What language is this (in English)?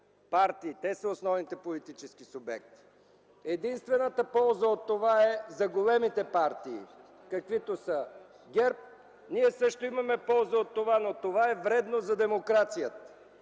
Bulgarian